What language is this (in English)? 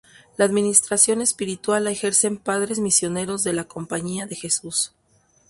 Spanish